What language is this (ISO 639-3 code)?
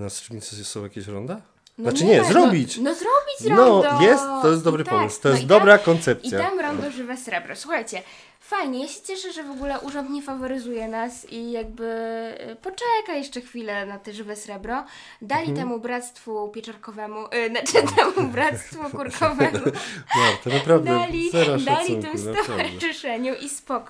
pol